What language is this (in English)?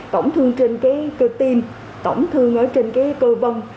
Vietnamese